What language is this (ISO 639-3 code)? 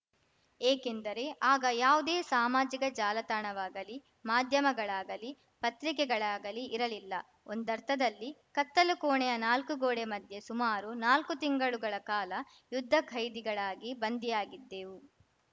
kan